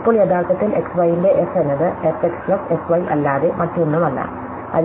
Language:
Malayalam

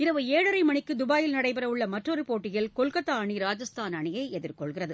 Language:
Tamil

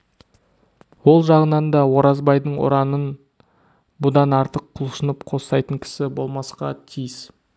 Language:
Kazakh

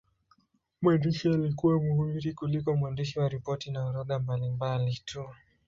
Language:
Swahili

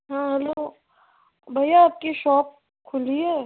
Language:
Urdu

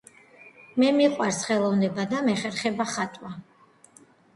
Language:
Georgian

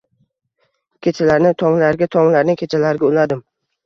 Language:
Uzbek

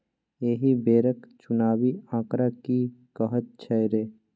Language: Maithili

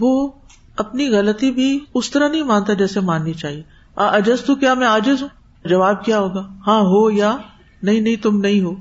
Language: Urdu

